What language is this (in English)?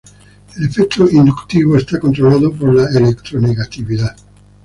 Spanish